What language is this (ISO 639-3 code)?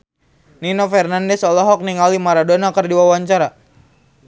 sun